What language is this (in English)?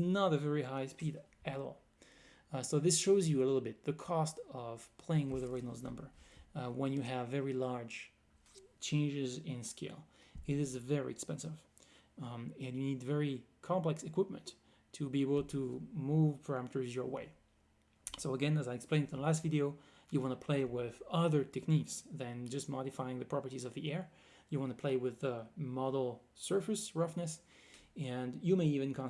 English